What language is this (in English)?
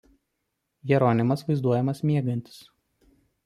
Lithuanian